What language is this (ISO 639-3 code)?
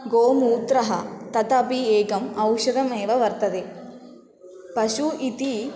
san